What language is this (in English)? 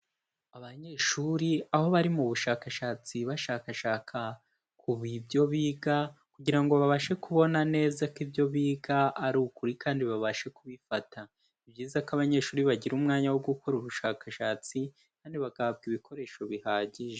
Kinyarwanda